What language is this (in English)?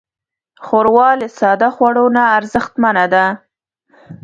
Pashto